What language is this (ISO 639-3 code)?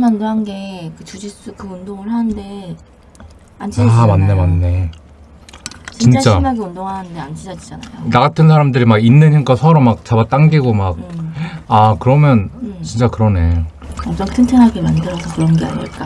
kor